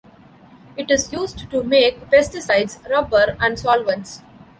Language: English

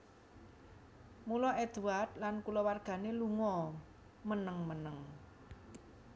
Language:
Javanese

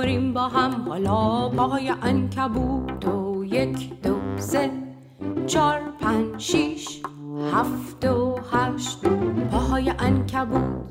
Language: Persian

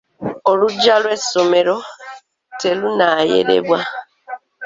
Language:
Ganda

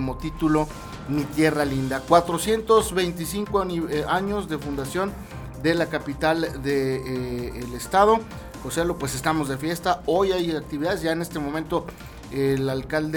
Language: Spanish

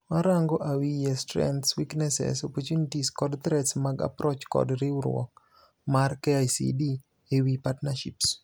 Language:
Luo (Kenya and Tanzania)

